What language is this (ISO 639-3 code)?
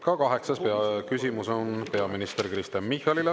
est